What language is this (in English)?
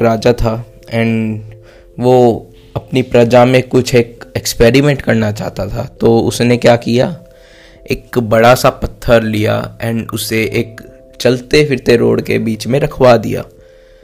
Hindi